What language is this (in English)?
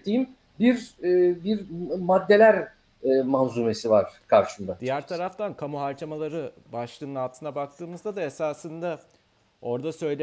Turkish